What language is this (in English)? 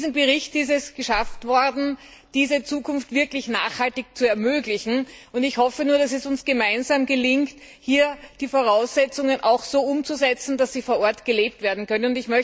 German